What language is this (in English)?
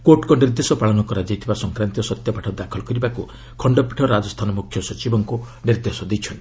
Odia